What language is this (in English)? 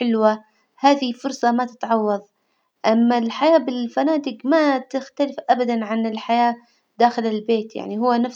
Hijazi Arabic